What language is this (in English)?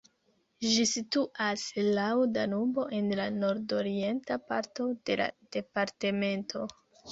Esperanto